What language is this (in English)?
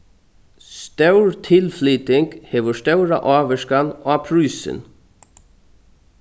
Faroese